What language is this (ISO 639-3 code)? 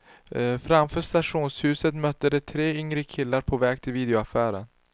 swe